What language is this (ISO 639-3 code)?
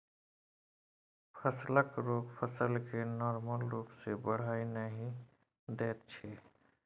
mai